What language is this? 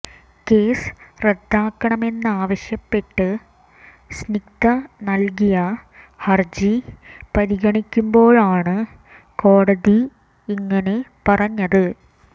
Malayalam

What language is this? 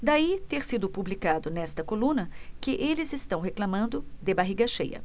Portuguese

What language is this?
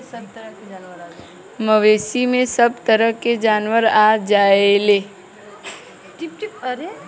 Bhojpuri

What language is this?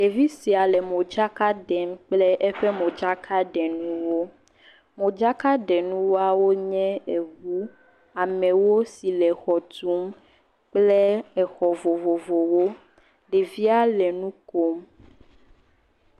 Ewe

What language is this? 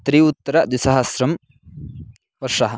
Sanskrit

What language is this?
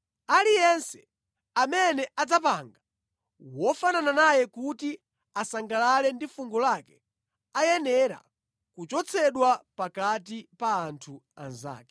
Nyanja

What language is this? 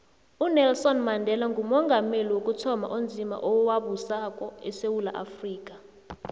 South Ndebele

